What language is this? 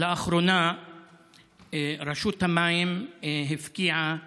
Hebrew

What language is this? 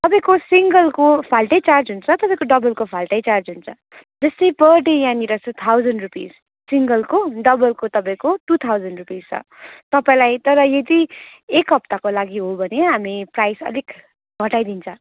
Nepali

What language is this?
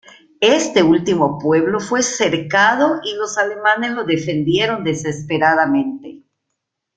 Spanish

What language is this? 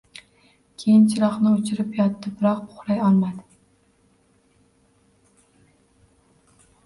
Uzbek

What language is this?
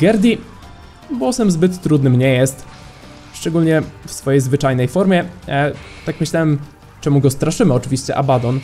Polish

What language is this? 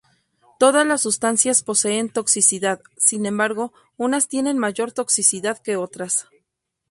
Spanish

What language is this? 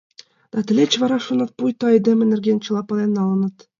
Mari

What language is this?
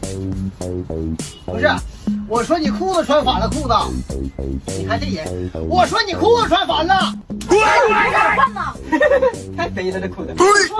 Chinese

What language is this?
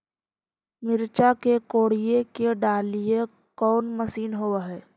Magahi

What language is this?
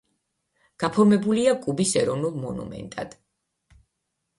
Georgian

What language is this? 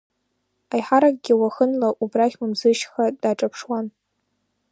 Abkhazian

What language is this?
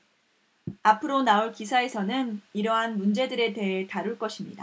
Korean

